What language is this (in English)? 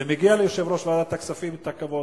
Hebrew